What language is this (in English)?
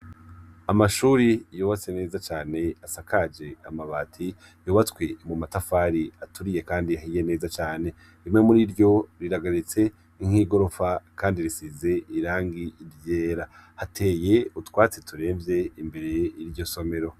Rundi